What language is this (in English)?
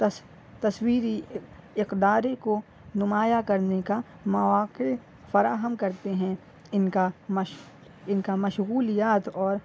Urdu